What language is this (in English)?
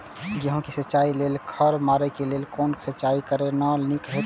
Maithili